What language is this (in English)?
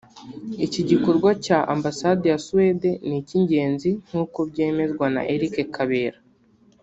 Kinyarwanda